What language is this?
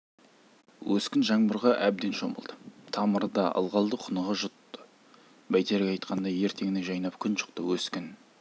Kazakh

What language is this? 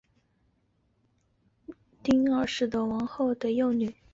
Chinese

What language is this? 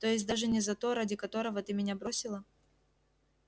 Russian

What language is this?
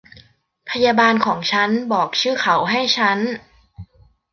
Thai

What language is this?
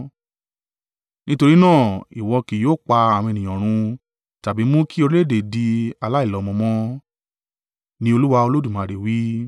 Yoruba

